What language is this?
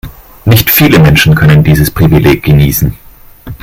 German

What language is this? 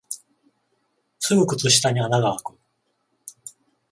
Japanese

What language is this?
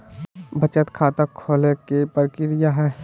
Magahi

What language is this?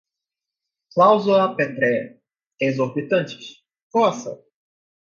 Portuguese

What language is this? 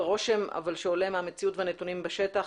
Hebrew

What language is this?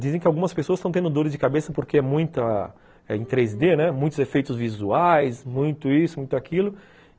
Portuguese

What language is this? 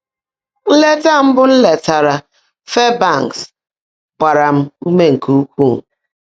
Igbo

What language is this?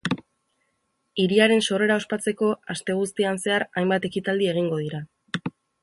Basque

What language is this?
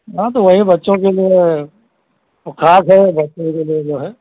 Hindi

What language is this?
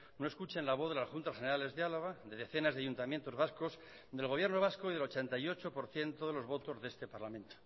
Spanish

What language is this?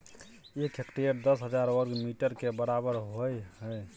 Maithili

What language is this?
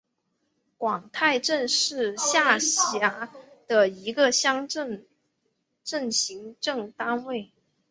Chinese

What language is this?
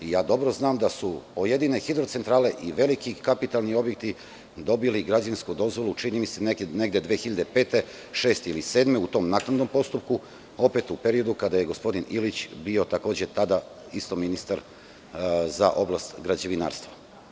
Serbian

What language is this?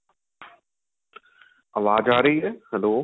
Punjabi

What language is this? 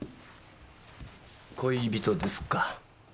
Japanese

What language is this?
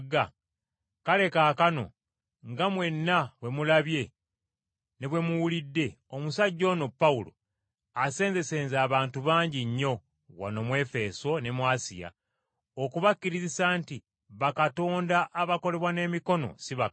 Ganda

